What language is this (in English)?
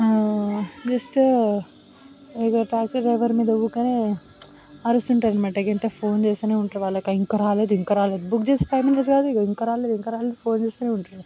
Telugu